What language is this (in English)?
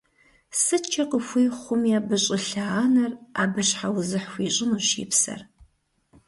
Kabardian